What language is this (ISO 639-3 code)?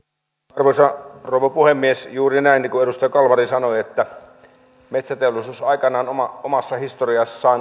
fin